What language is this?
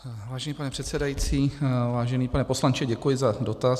Czech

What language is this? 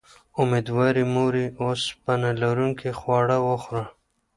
Pashto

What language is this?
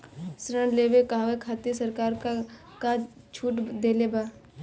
Bhojpuri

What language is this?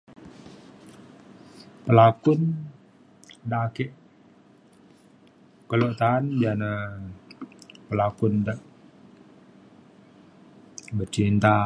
Mainstream Kenyah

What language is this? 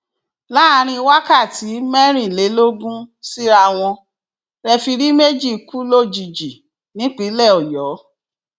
Yoruba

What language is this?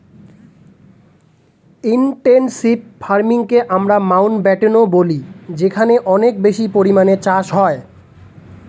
Bangla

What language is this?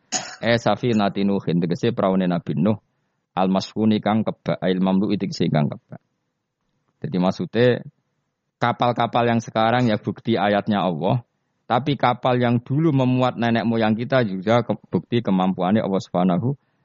Indonesian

